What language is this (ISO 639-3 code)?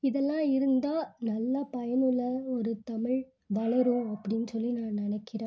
tam